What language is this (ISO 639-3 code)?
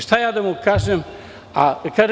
srp